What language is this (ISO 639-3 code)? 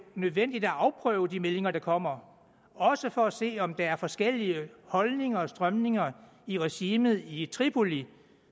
dan